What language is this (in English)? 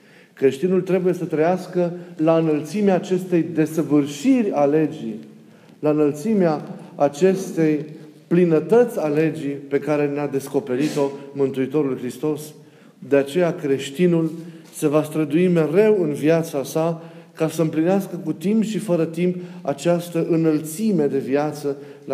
Romanian